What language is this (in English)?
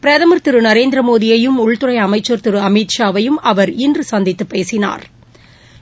Tamil